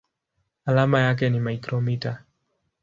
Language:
Swahili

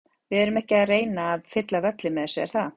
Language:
Icelandic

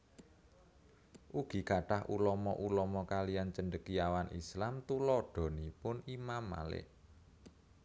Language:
Javanese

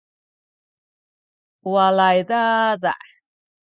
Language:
Sakizaya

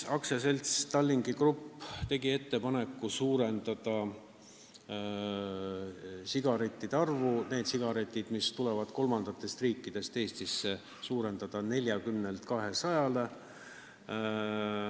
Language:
Estonian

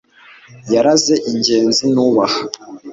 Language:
Kinyarwanda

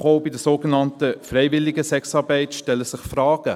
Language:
Swiss German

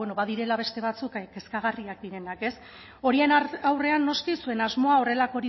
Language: Basque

